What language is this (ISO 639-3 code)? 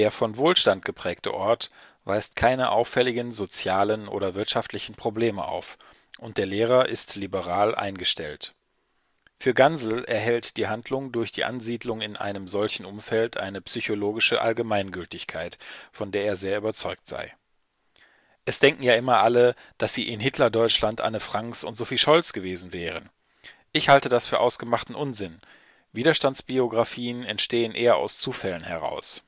deu